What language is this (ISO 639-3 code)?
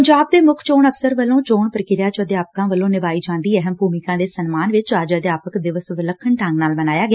pan